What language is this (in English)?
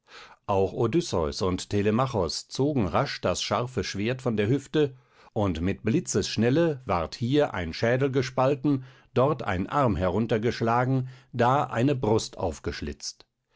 German